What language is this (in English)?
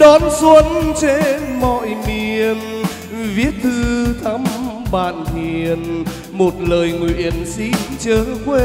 Vietnamese